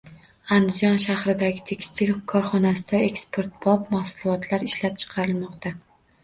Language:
Uzbek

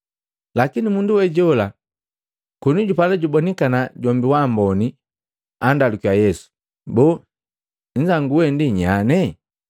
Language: Matengo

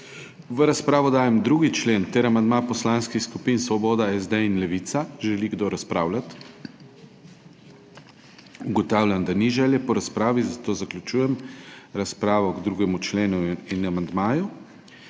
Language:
Slovenian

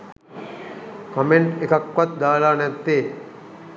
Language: Sinhala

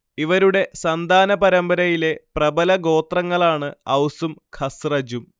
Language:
Malayalam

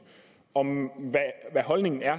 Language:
Danish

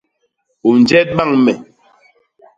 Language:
Basaa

